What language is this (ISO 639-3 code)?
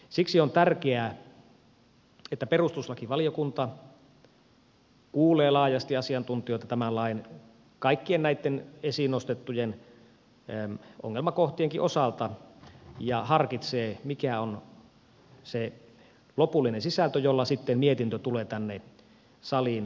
fin